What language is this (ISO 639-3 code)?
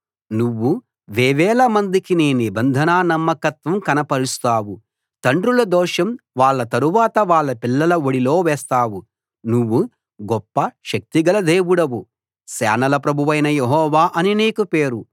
tel